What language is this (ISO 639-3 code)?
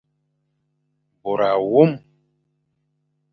fan